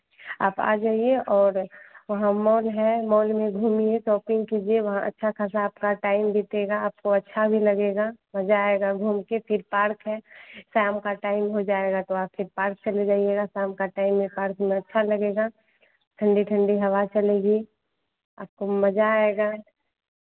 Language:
Hindi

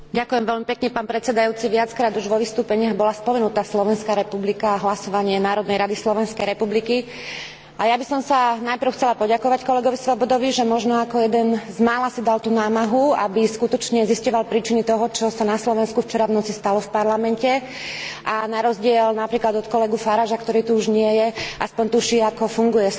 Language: Slovak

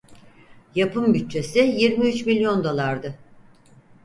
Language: Turkish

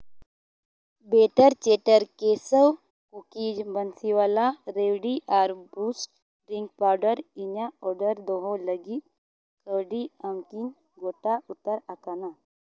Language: Santali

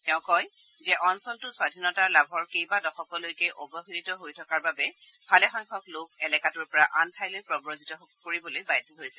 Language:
Assamese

